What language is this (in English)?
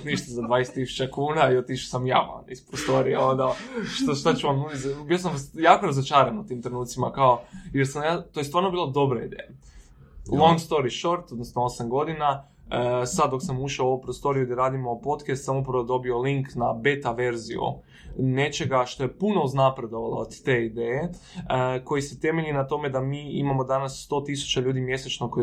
Croatian